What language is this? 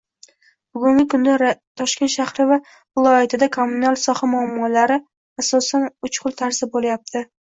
Uzbek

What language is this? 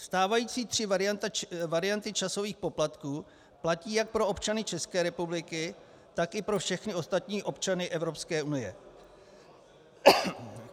Czech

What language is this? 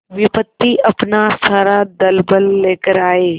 Hindi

